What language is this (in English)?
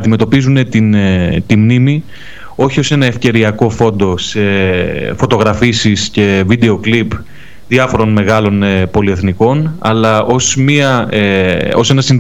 Greek